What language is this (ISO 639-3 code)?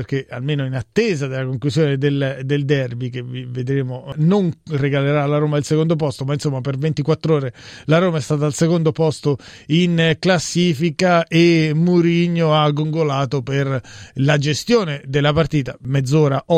ita